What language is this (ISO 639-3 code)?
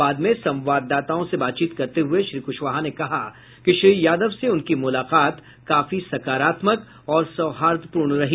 hin